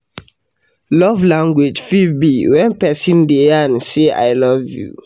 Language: Nigerian Pidgin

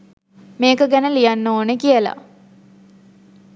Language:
Sinhala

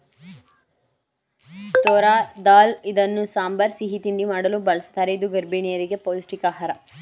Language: Kannada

